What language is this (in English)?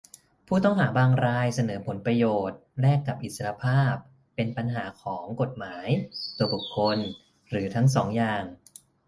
Thai